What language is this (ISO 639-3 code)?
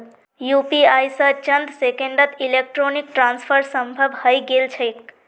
mag